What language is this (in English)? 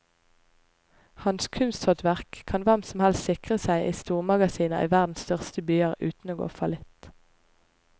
Norwegian